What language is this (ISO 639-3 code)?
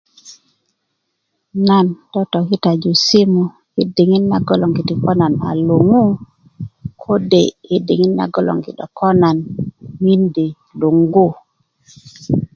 ukv